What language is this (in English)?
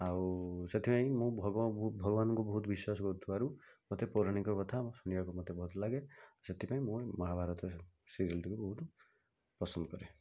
Odia